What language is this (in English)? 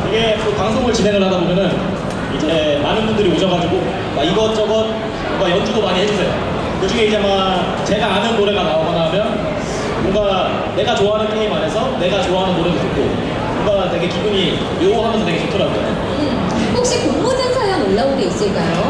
Korean